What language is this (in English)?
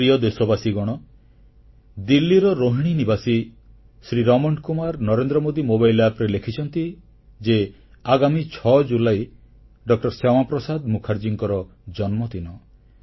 Odia